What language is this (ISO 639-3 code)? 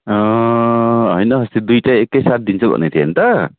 nep